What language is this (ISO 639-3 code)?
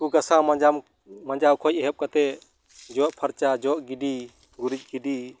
sat